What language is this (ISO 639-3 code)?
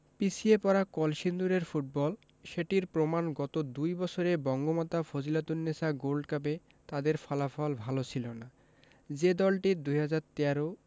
ben